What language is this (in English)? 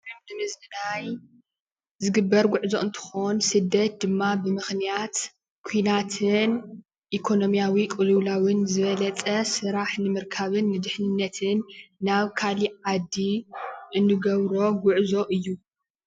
Tigrinya